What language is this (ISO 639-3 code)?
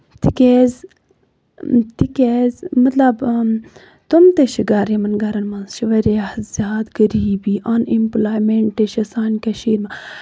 kas